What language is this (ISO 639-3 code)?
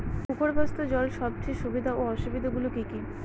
ben